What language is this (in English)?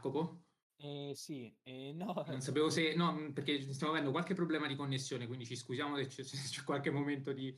Italian